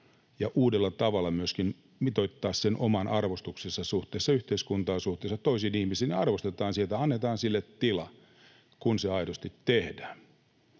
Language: Finnish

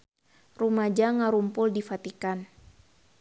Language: Sundanese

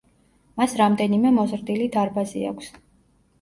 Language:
Georgian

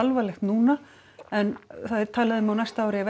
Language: Icelandic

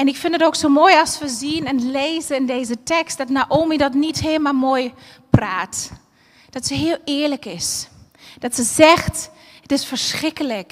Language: Dutch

